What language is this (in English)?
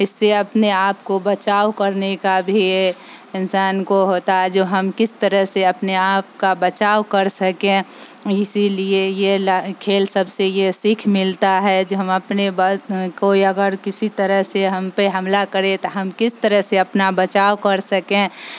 Urdu